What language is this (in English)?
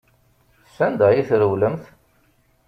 Kabyle